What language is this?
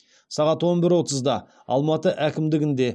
Kazakh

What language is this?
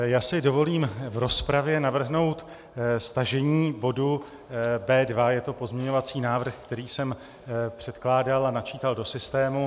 Czech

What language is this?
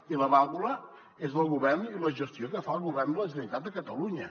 Catalan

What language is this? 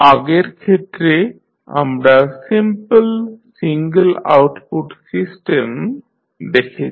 Bangla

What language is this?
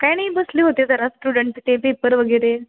Marathi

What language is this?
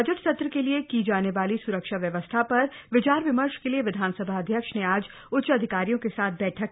Hindi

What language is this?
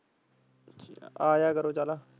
Punjabi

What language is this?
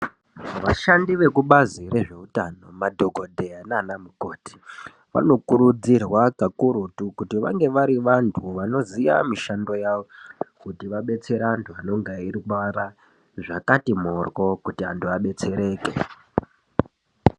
Ndau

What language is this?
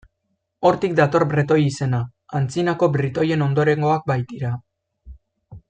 Basque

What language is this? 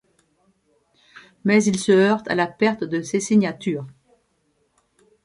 French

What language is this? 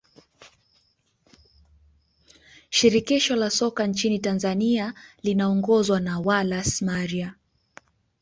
Swahili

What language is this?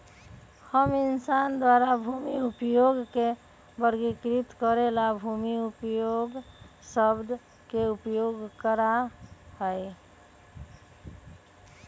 Magahi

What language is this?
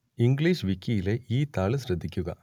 Malayalam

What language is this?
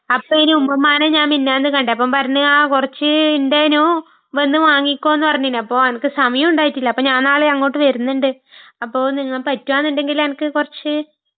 Malayalam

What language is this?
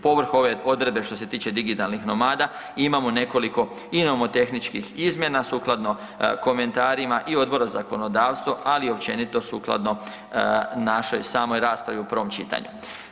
Croatian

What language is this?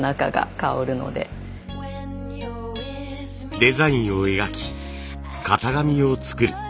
Japanese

